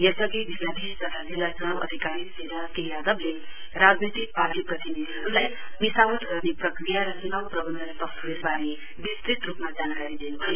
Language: Nepali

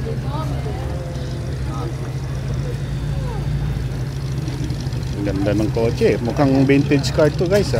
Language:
Filipino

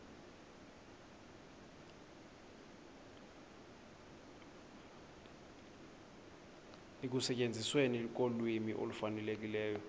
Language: Xhosa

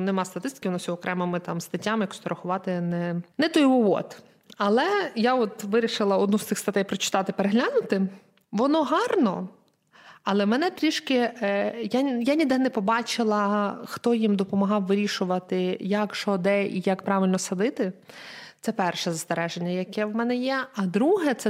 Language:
Ukrainian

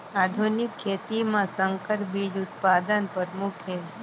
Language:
Chhattisgarhi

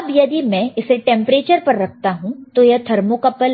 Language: Hindi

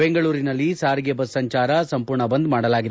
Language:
Kannada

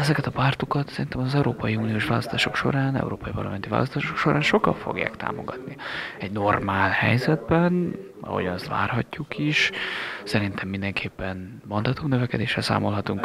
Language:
Hungarian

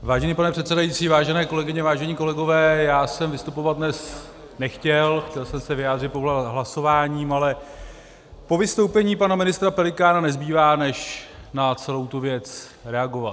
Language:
Czech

